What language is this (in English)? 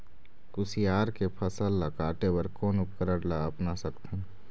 Chhattisgarhi